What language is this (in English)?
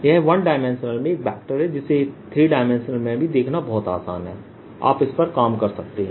Hindi